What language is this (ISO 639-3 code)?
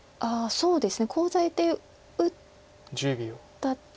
jpn